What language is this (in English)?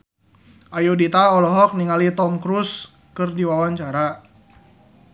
Sundanese